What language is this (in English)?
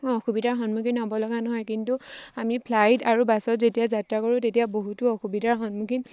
Assamese